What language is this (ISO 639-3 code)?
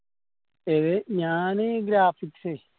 mal